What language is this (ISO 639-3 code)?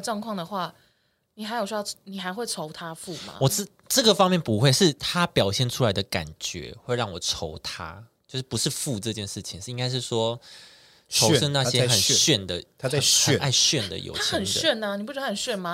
zho